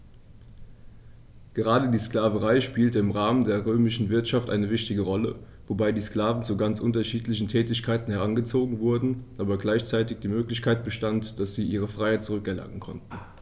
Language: German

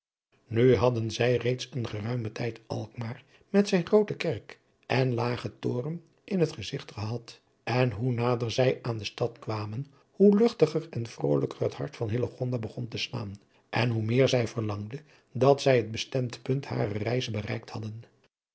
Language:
Dutch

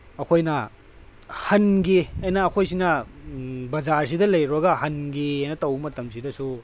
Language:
Manipuri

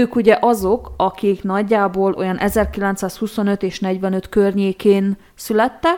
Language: Hungarian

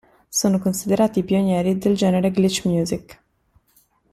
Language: Italian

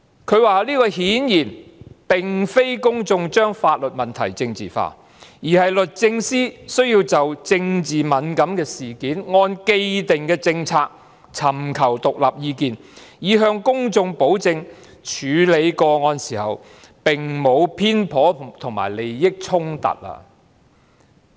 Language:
Cantonese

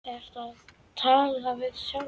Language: Icelandic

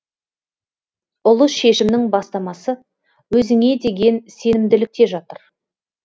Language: Kazakh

